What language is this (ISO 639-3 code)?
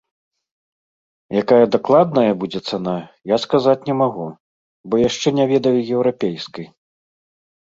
bel